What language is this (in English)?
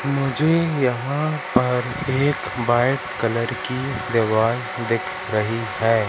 Hindi